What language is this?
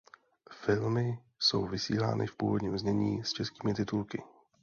Czech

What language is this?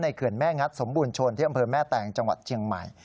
Thai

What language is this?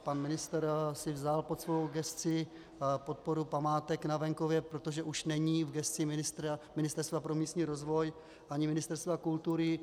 Czech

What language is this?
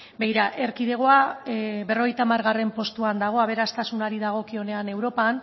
Basque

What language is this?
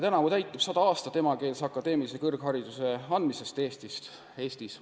Estonian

